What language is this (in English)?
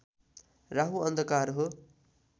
Nepali